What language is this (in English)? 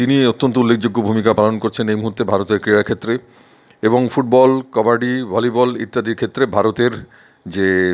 Bangla